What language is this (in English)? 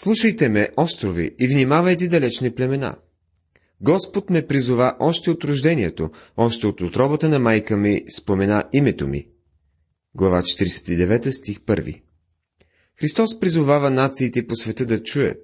Bulgarian